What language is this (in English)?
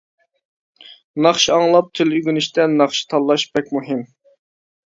Uyghur